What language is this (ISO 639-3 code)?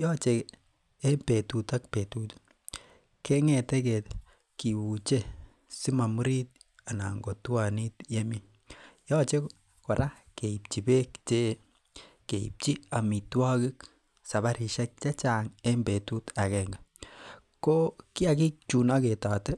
kln